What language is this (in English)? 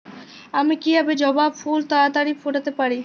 Bangla